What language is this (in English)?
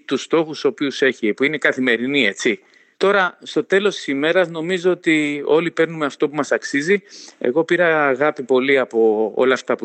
Greek